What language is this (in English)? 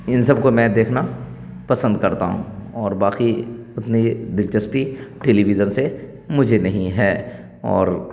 Urdu